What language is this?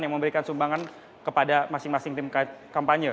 Indonesian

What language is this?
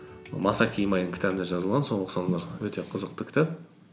Kazakh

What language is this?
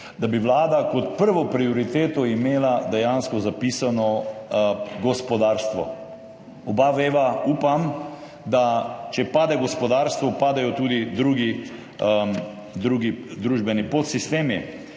Slovenian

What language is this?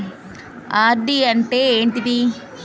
Telugu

